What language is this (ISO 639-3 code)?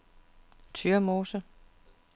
dan